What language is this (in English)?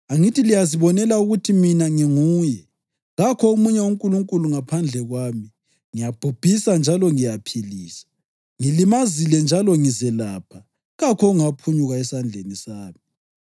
North Ndebele